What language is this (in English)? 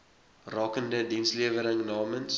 Afrikaans